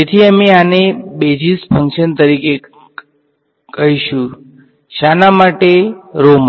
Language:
Gujarati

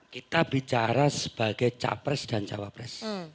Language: Indonesian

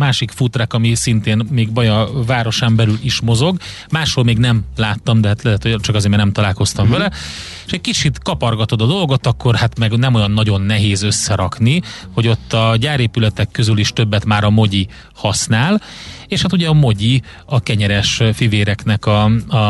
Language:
Hungarian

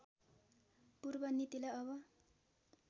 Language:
Nepali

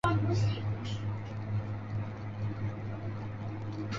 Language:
Chinese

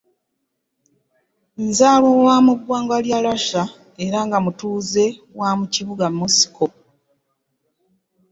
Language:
Ganda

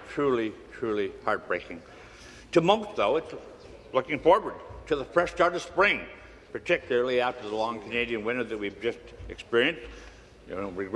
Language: English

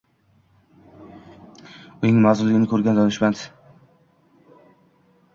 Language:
Uzbek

